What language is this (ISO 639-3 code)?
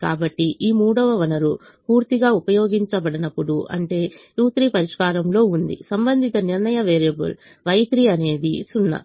tel